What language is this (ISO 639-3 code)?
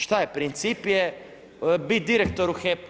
hrv